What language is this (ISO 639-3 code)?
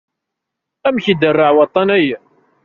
kab